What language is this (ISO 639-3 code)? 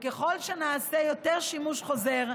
heb